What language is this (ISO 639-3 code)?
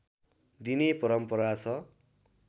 nep